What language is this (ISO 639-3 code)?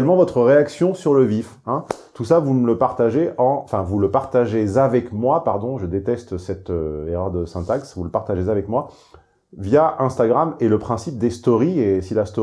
fra